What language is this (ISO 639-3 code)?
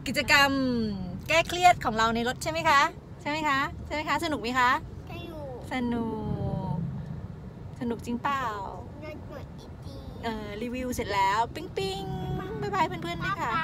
tha